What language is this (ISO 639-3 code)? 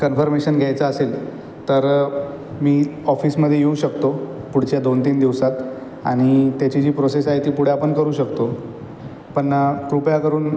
mar